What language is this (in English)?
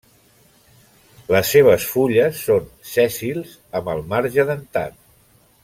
Catalan